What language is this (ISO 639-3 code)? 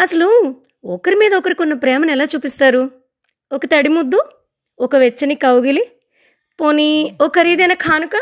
tel